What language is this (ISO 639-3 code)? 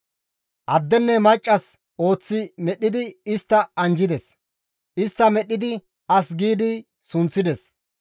gmv